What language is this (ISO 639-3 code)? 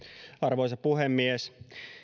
fin